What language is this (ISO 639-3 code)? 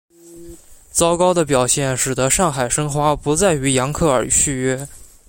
zho